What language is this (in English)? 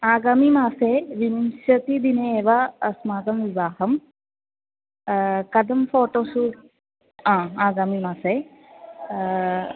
Sanskrit